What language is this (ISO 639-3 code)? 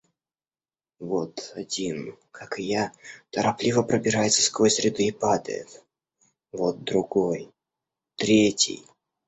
rus